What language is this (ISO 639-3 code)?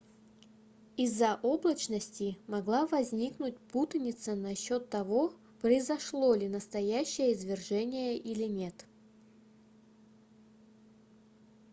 rus